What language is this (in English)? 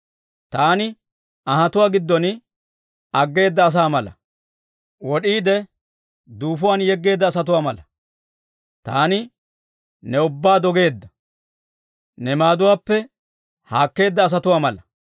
Dawro